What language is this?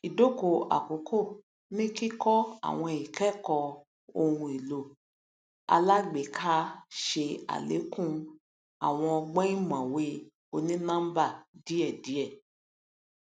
Yoruba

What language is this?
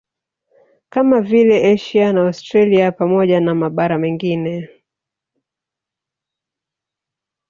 Swahili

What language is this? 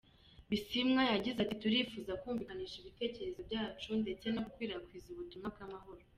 Kinyarwanda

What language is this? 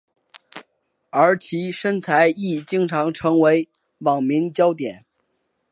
Chinese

